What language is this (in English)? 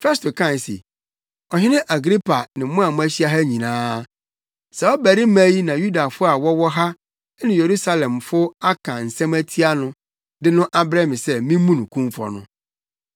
Akan